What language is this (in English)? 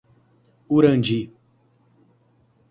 Portuguese